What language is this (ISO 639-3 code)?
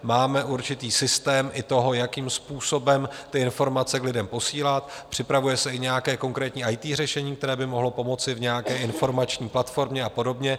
ces